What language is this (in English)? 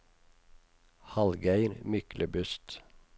Norwegian